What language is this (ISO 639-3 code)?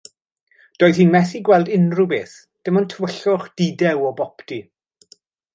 cym